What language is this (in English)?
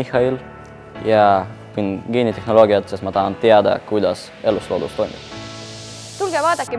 Estonian